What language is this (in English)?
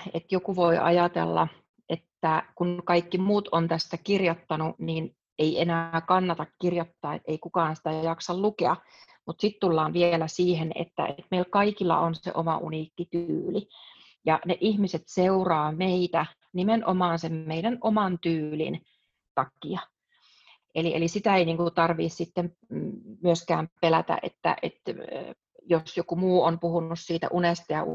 Finnish